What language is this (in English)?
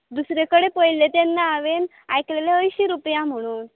Konkani